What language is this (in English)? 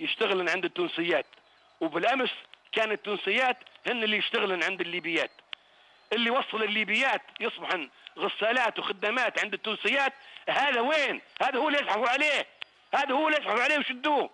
Arabic